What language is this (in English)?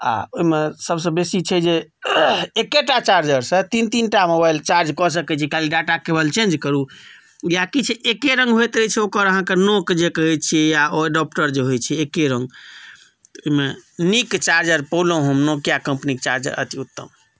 Maithili